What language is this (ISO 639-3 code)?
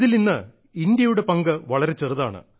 mal